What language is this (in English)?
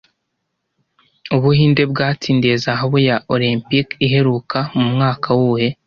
Kinyarwanda